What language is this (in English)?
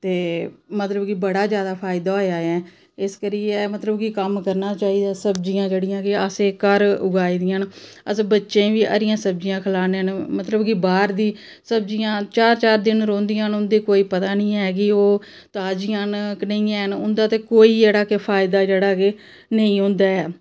Dogri